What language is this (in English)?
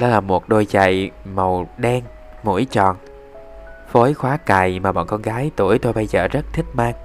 Vietnamese